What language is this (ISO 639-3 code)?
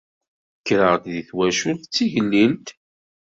kab